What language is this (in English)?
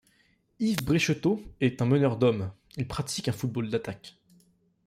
French